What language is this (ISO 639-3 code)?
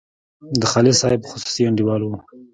pus